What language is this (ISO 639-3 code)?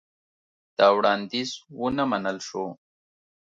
pus